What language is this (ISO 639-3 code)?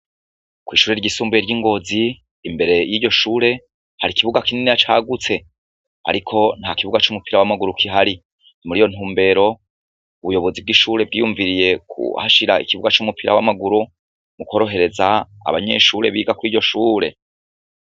run